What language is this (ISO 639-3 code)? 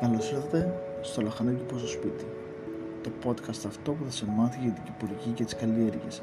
ell